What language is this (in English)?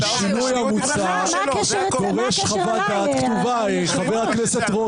Hebrew